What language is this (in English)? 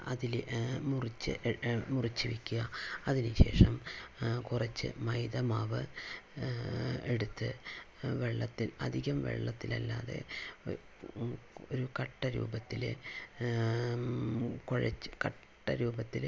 Malayalam